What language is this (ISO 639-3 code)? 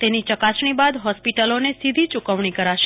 guj